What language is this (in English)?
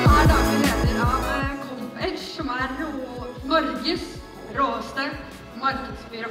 Norwegian